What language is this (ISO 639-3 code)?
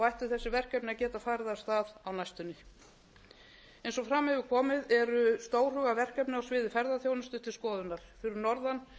isl